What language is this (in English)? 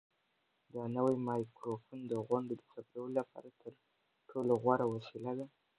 Pashto